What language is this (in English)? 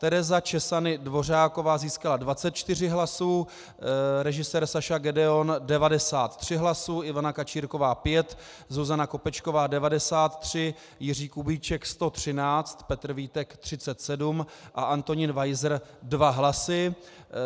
Czech